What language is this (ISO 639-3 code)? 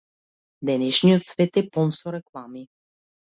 mkd